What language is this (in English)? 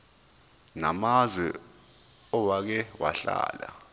Zulu